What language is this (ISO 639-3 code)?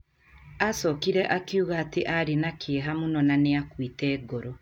kik